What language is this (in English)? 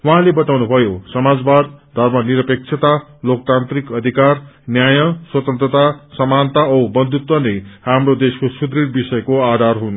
Nepali